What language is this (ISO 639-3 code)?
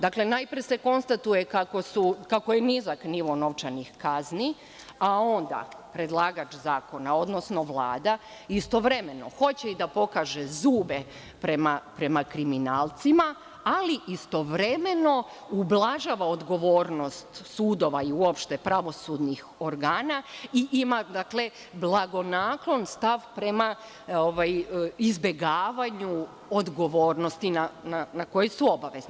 srp